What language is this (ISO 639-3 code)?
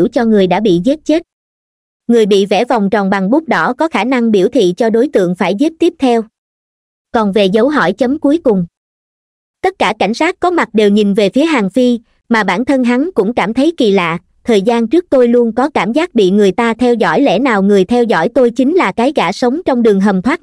vie